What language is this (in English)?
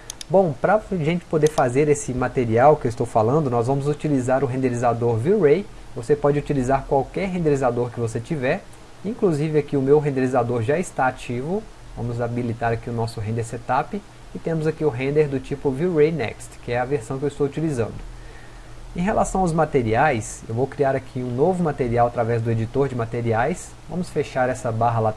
Portuguese